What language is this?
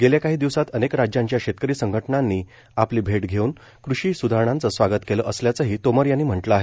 Marathi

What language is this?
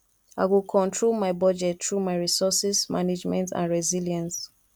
Nigerian Pidgin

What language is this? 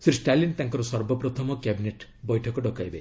Odia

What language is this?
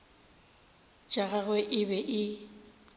Northern Sotho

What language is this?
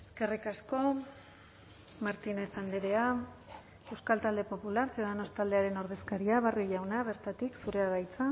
Basque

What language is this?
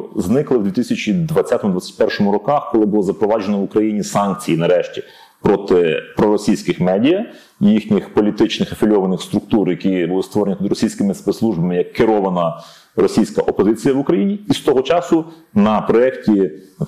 Ukrainian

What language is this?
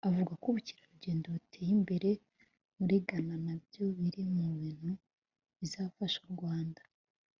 Kinyarwanda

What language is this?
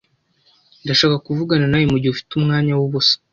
Kinyarwanda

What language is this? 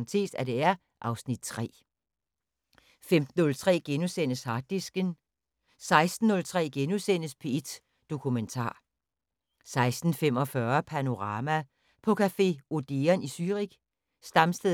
Danish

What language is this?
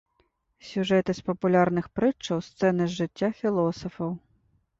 Belarusian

